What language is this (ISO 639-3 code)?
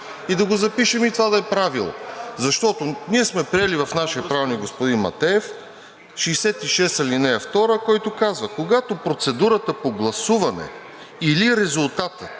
bul